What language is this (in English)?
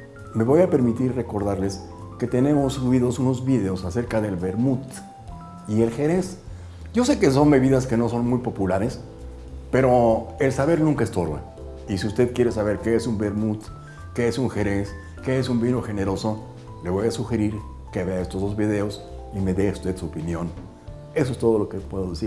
Spanish